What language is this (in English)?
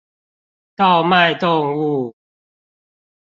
Chinese